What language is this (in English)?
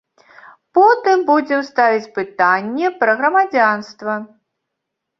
Belarusian